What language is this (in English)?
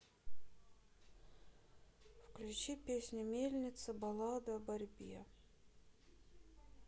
Russian